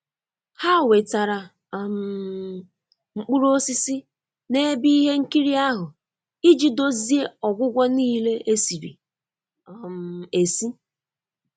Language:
Igbo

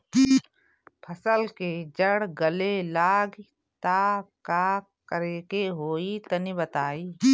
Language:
Bhojpuri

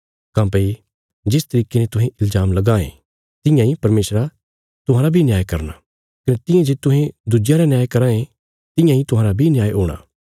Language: Bilaspuri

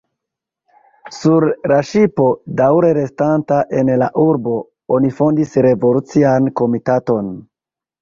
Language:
Esperanto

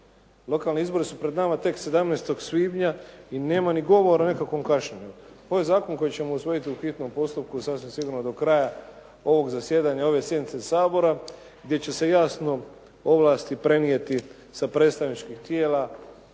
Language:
Croatian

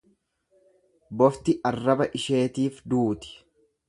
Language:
Oromo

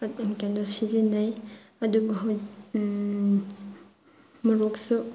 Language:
Manipuri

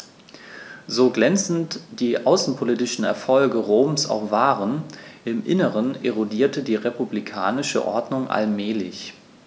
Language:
German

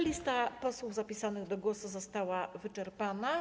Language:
Polish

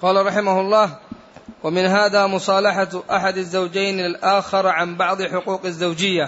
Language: Arabic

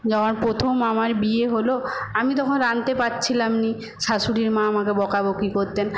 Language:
Bangla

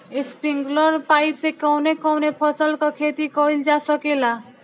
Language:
Bhojpuri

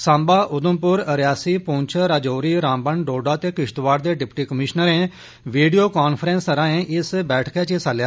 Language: Dogri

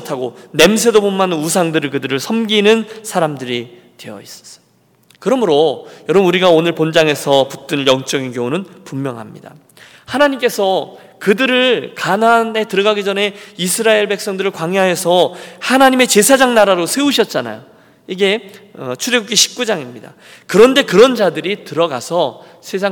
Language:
Korean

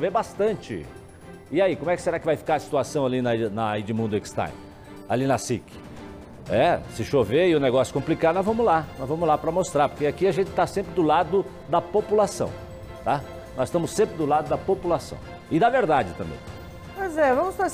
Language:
Portuguese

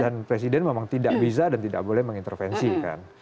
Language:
Indonesian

